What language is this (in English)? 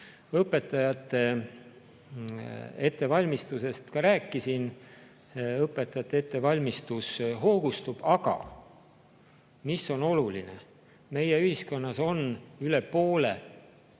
Estonian